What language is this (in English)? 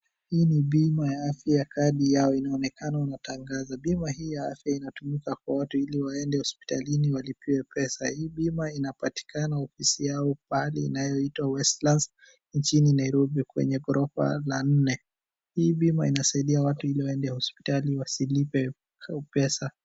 Swahili